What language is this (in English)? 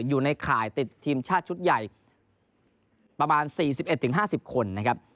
Thai